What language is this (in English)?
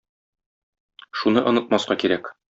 Tatar